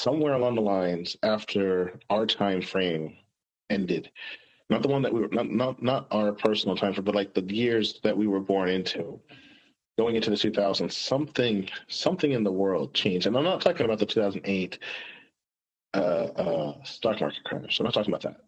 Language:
English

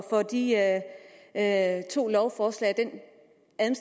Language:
Danish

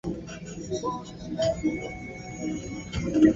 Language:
Swahili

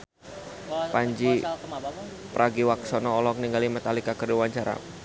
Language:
Sundanese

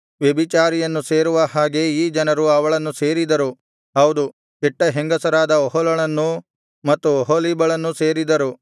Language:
Kannada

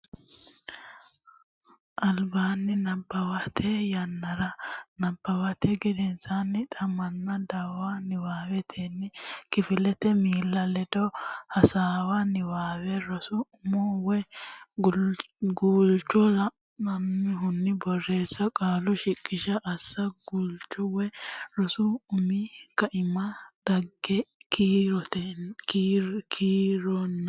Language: Sidamo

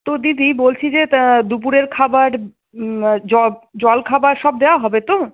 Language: Bangla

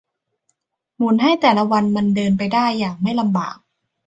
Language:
Thai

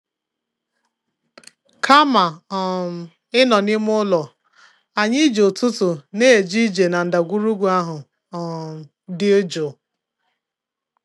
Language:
Igbo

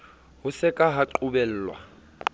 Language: Southern Sotho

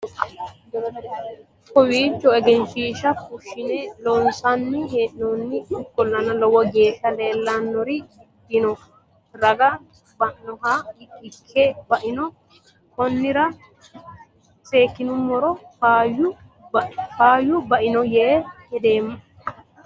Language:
Sidamo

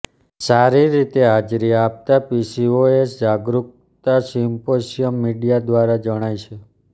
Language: Gujarati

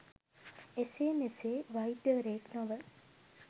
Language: Sinhala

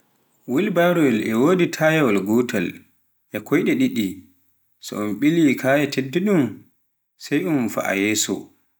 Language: Pular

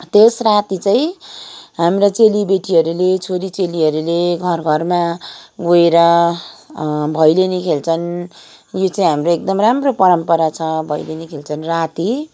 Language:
Nepali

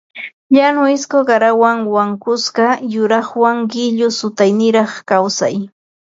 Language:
Ambo-Pasco Quechua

